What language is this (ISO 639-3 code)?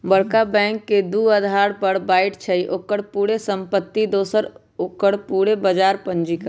mag